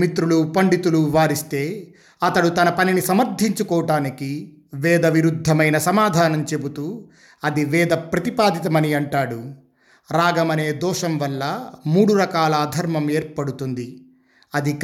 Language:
Telugu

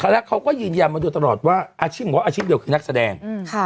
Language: Thai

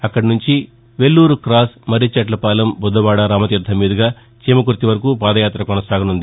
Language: Telugu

